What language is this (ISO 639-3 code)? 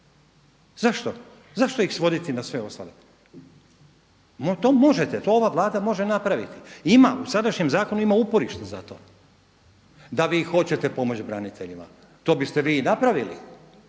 hrv